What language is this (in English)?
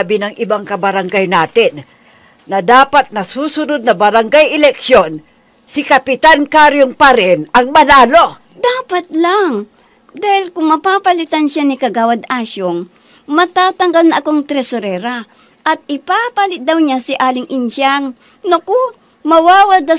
Filipino